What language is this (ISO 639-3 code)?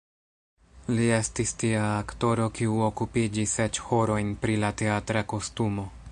epo